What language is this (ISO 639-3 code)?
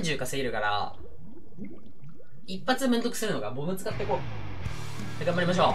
jpn